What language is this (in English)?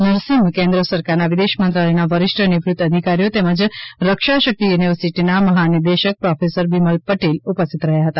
Gujarati